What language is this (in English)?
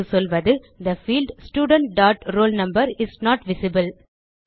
Tamil